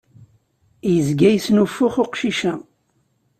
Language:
Kabyle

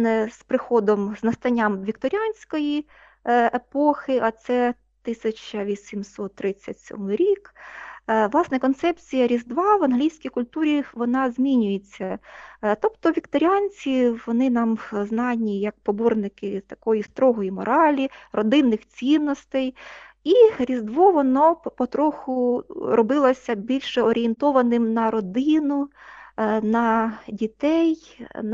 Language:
Ukrainian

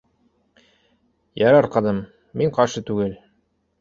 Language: Bashkir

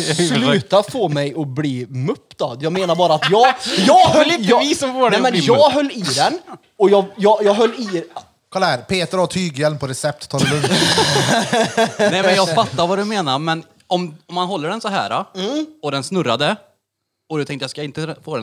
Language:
Swedish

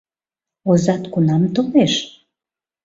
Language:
Mari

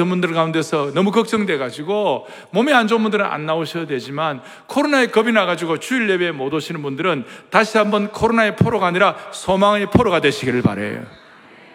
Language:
Korean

